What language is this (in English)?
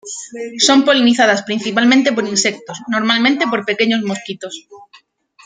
Spanish